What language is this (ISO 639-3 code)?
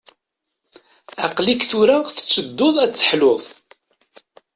kab